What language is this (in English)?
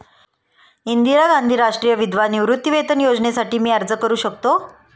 Marathi